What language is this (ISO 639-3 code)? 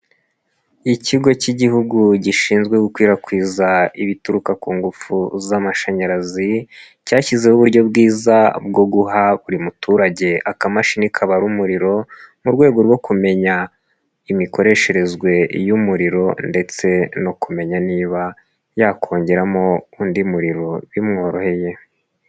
kin